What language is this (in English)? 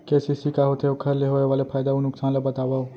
Chhattisgarhi